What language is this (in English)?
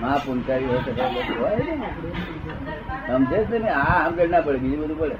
Gujarati